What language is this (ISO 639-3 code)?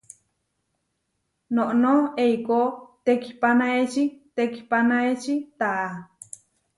var